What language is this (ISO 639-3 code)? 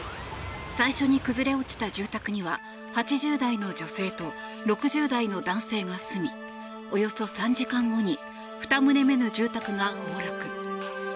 jpn